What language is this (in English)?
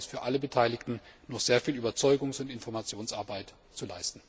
German